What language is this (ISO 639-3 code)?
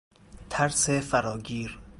fas